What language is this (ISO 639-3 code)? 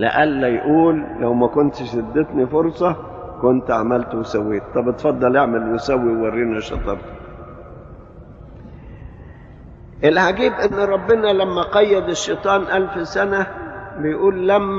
ara